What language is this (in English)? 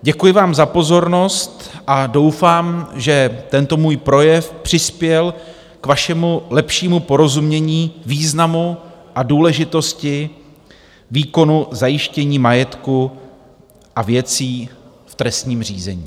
Czech